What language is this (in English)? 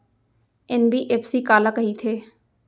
Chhattisgarhi